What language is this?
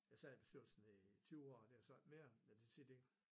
Danish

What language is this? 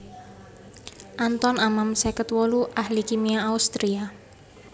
Javanese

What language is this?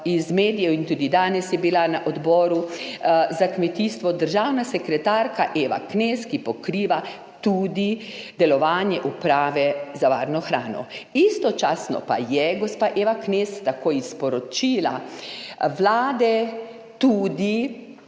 Slovenian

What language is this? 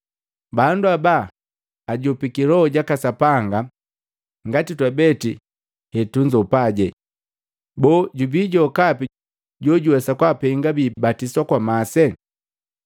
Matengo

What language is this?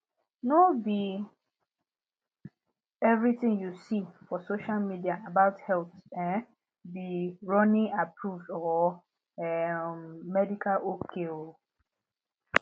Nigerian Pidgin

